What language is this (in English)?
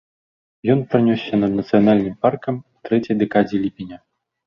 Belarusian